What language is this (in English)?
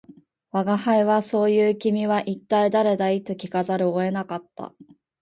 Japanese